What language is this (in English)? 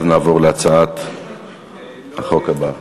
Hebrew